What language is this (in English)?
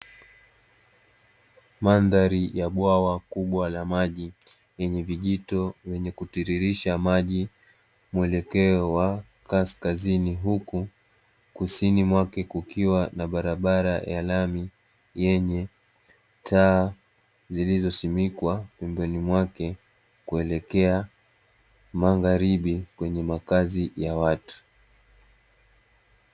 Swahili